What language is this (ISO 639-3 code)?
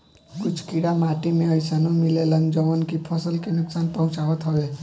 bho